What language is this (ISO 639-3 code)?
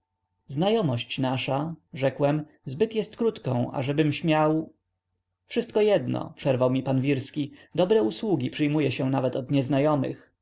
pol